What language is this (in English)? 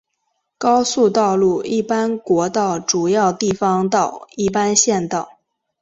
Chinese